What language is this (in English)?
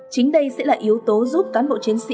Vietnamese